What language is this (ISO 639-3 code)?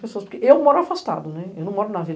por